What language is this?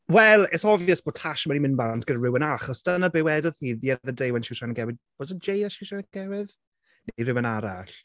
Welsh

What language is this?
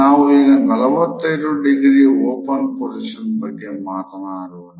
Kannada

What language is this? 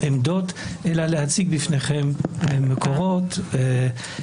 Hebrew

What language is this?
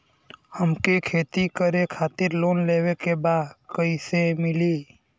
Bhojpuri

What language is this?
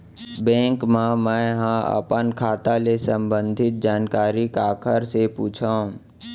Chhattisgarhi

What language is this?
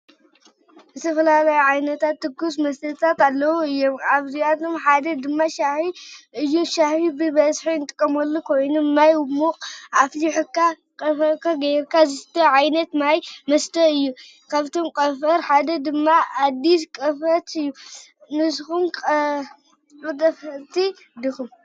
Tigrinya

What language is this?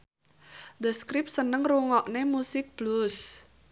Javanese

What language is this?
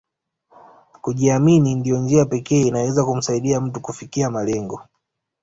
Swahili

